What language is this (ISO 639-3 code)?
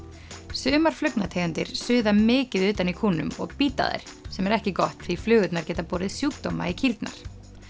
isl